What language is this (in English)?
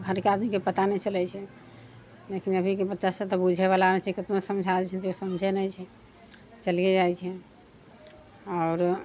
Maithili